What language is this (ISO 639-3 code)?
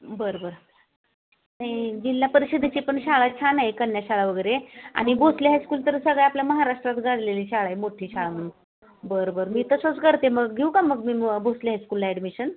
mar